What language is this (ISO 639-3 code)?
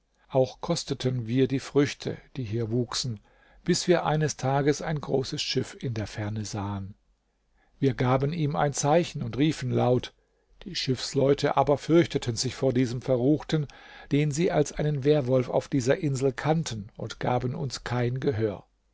deu